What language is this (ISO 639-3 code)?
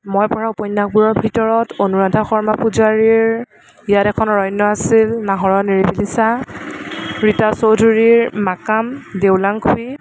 asm